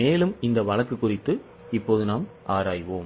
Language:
Tamil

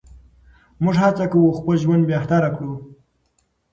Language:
Pashto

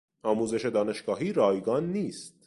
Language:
Persian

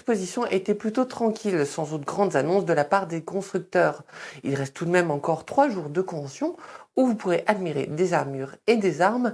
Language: French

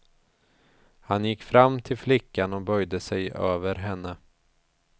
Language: Swedish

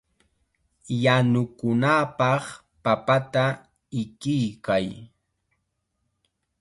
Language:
Chiquián Ancash Quechua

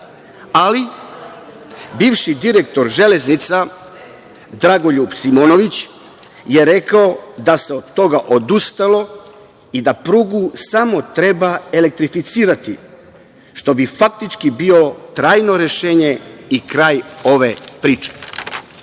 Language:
Serbian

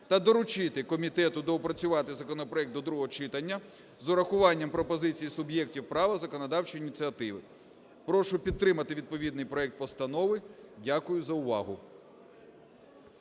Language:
Ukrainian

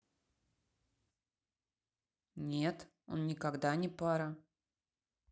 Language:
Russian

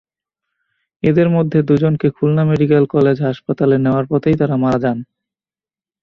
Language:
Bangla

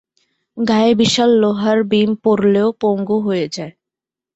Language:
Bangla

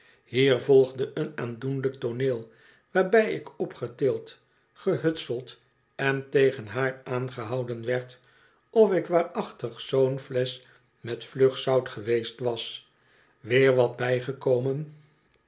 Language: Dutch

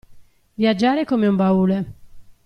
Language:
Italian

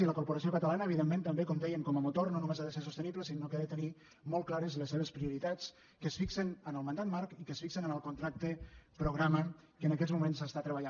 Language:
Catalan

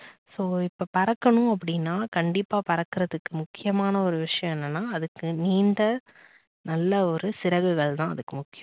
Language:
Tamil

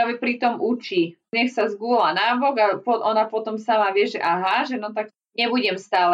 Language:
Slovak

